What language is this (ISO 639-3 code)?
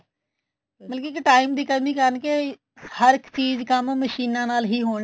pan